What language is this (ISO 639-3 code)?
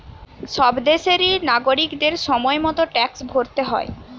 ben